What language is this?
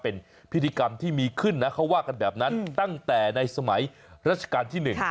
Thai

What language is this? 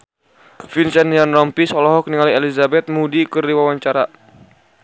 Sundanese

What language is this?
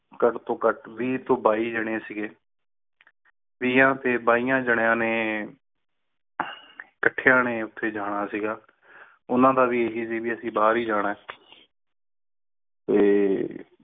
Punjabi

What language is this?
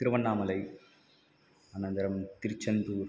Sanskrit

